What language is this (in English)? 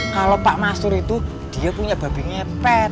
Indonesian